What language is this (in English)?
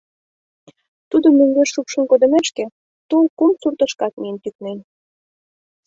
Mari